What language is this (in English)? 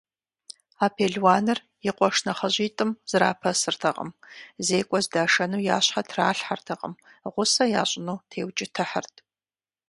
Kabardian